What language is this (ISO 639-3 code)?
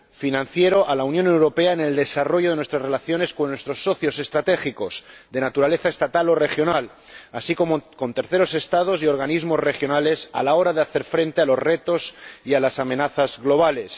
spa